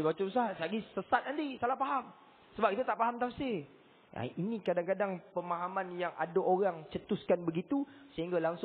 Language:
Malay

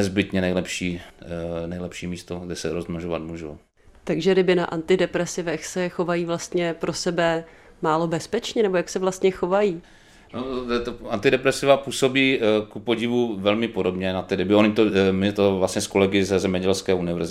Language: Czech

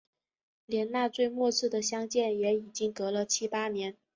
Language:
Chinese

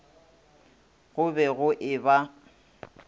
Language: Northern Sotho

